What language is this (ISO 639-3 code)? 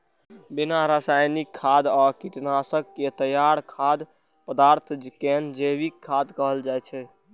mai